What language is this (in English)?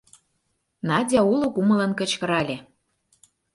Mari